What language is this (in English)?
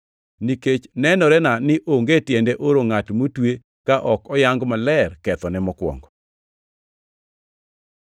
Luo (Kenya and Tanzania)